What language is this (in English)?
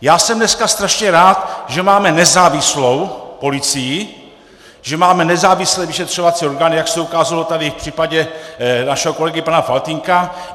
Czech